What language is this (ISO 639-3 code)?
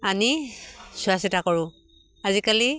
asm